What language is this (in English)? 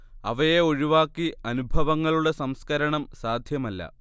Malayalam